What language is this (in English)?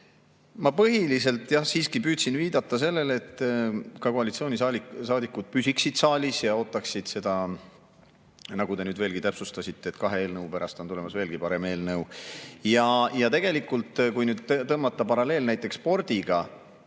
Estonian